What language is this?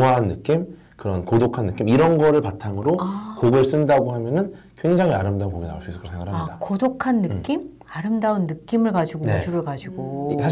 Korean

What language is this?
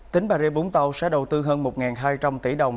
Vietnamese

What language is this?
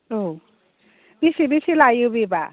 Bodo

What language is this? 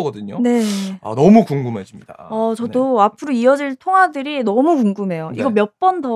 Korean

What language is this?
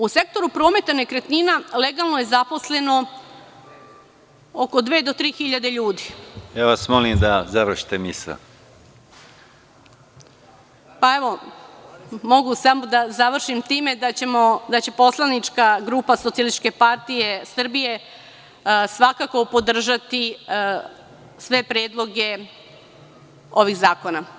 Serbian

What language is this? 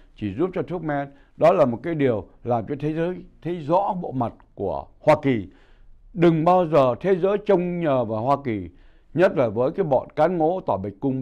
Vietnamese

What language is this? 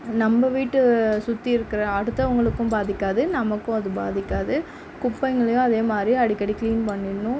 Tamil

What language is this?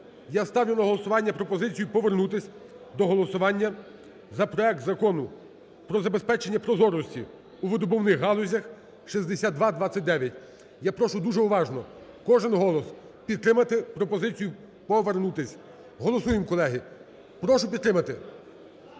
Ukrainian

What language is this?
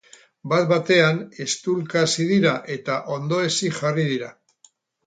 Basque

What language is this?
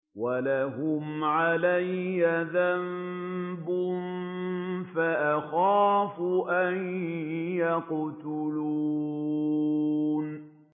Arabic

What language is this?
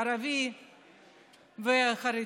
Hebrew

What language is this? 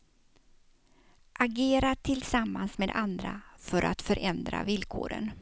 Swedish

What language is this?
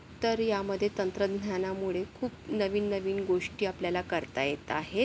Marathi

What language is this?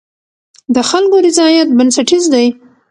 Pashto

